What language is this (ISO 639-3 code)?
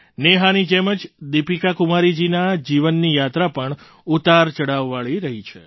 guj